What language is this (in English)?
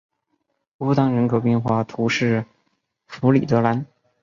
Chinese